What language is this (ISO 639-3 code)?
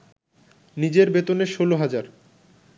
ben